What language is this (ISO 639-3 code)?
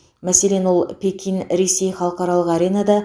kaz